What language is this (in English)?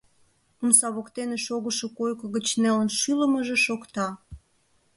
Mari